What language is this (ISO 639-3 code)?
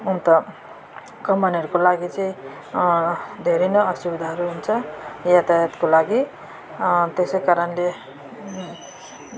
nep